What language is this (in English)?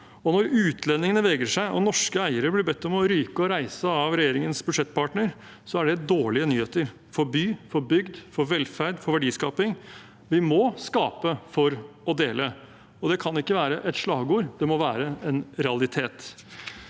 Norwegian